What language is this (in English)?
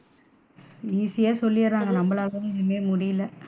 Tamil